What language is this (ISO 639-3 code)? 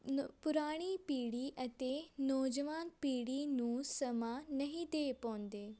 pan